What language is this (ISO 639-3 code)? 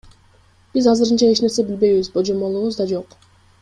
kir